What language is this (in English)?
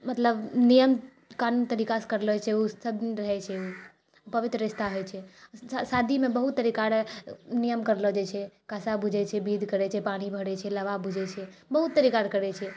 Maithili